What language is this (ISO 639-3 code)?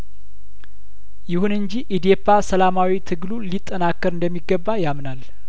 amh